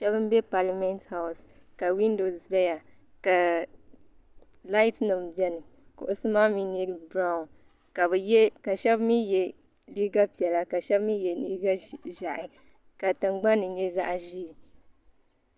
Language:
Dagbani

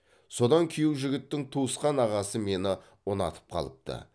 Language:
Kazakh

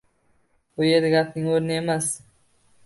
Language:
Uzbek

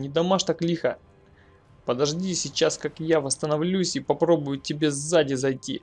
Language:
Russian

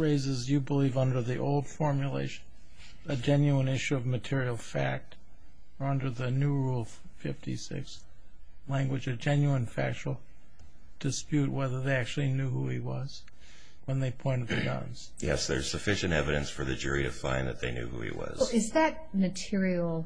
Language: English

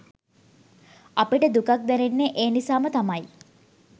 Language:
Sinhala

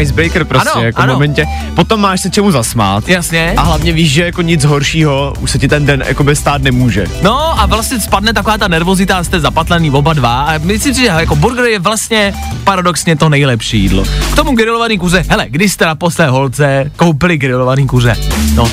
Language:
Czech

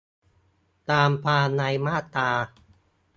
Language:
Thai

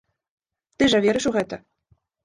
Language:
Belarusian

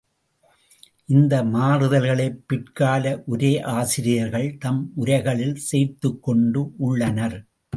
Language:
Tamil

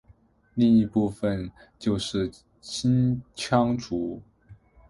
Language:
Chinese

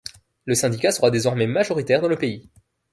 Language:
French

